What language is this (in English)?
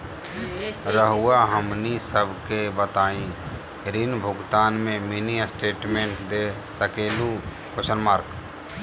Magahi